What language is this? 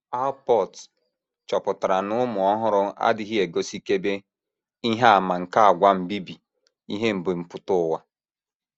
Igbo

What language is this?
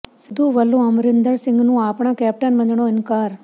Punjabi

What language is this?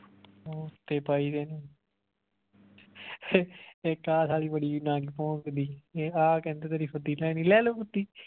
Punjabi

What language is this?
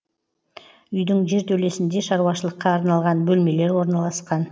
Kazakh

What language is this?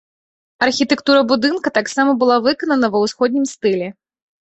Belarusian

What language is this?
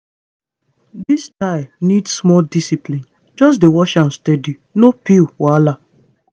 Nigerian Pidgin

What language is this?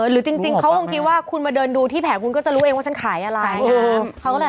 Thai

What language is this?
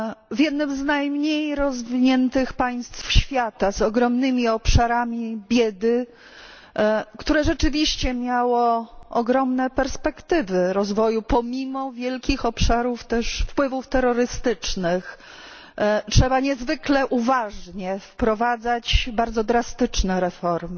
Polish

